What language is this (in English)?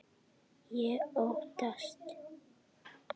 Icelandic